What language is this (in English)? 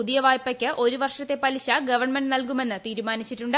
Malayalam